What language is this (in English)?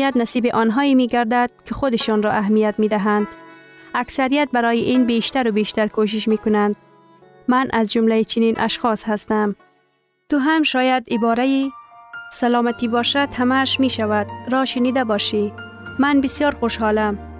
Persian